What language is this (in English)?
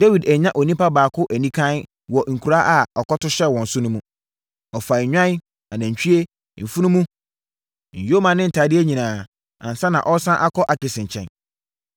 Akan